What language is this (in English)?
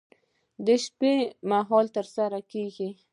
Pashto